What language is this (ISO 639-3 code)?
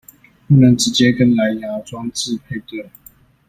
zho